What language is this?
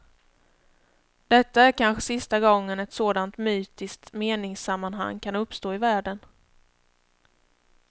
Swedish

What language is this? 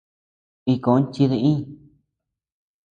Tepeuxila Cuicatec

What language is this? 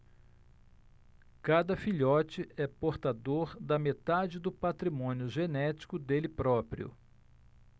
Portuguese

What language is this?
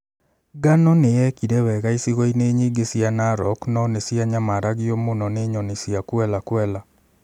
Kikuyu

